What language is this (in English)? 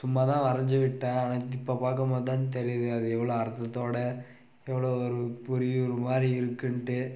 Tamil